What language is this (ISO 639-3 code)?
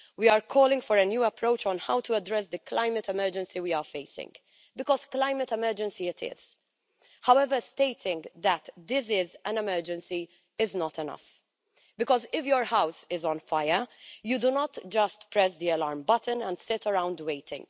eng